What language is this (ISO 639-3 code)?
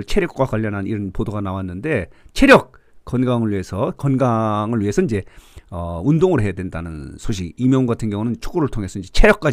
kor